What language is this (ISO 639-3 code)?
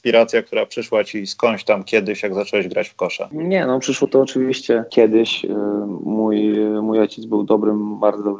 pol